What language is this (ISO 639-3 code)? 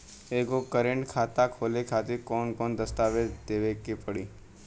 bho